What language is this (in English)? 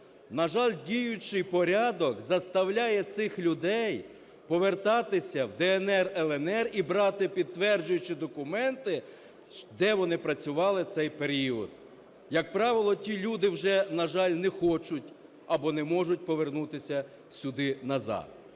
Ukrainian